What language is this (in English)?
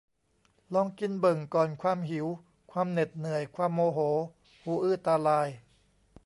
Thai